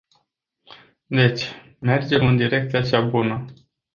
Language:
Romanian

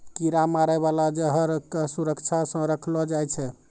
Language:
Maithili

